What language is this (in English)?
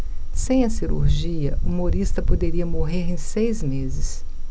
Portuguese